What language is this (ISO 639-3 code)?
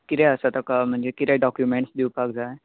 kok